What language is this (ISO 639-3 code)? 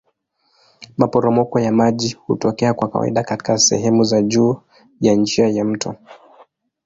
swa